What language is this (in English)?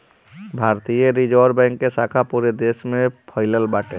Bhojpuri